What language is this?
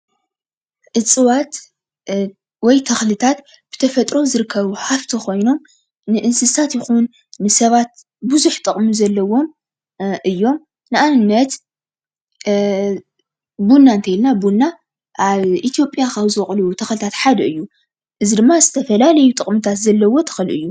Tigrinya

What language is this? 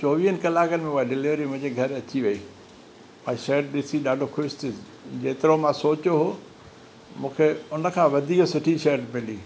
Sindhi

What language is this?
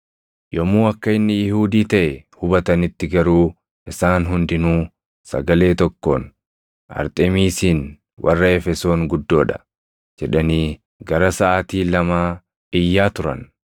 Oromo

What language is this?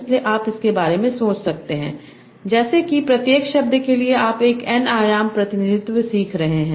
Hindi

